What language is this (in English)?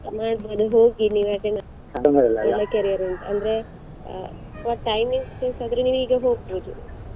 Kannada